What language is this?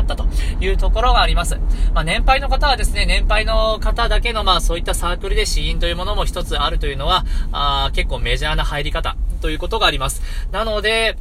Japanese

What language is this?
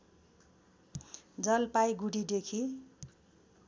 Nepali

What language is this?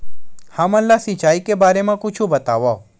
Chhattisgarhi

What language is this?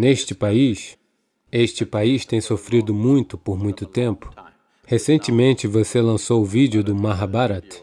Portuguese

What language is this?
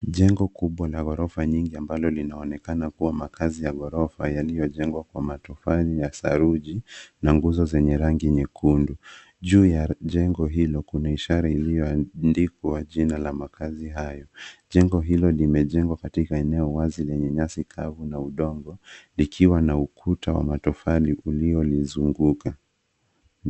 Swahili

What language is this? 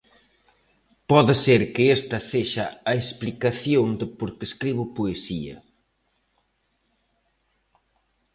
Galician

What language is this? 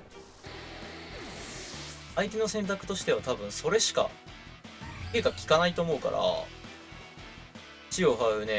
Japanese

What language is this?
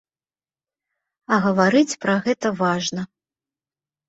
Belarusian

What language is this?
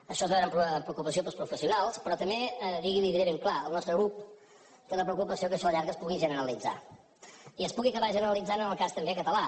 Catalan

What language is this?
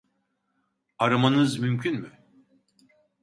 Turkish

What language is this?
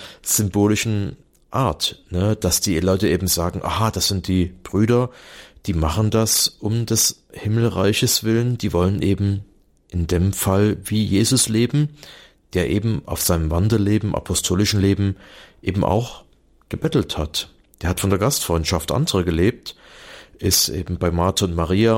German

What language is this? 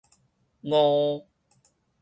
Min Nan Chinese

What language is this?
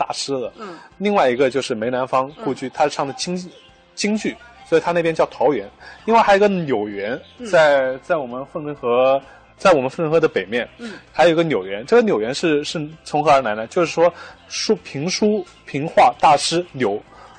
Chinese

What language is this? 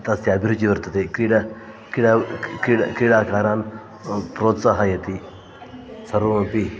Sanskrit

